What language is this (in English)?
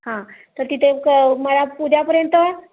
Marathi